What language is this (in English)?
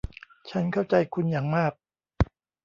Thai